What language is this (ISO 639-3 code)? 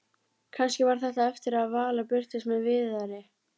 isl